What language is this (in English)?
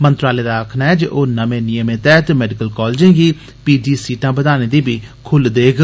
Dogri